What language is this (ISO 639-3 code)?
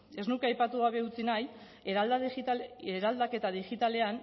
eus